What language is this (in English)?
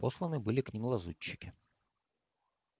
Russian